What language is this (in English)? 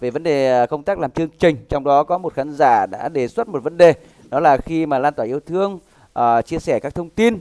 Vietnamese